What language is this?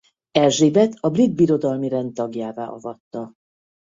Hungarian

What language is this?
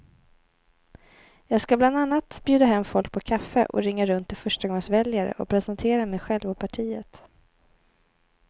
Swedish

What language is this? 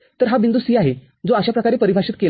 Marathi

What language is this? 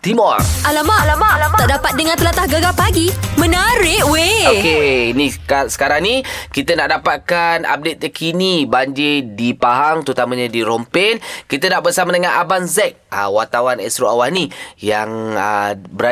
Malay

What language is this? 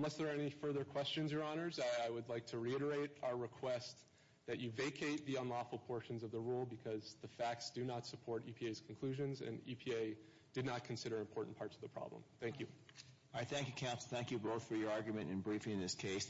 English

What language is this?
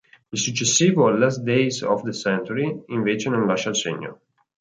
Italian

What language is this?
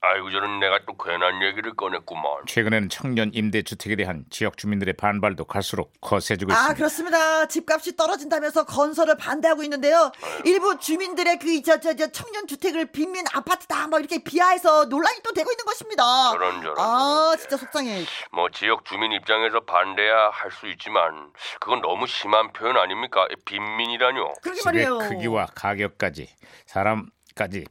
Korean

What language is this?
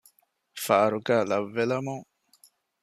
Divehi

